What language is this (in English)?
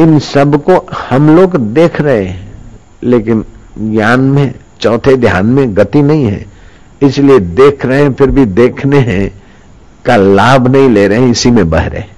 Hindi